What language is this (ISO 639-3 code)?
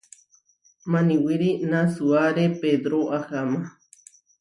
var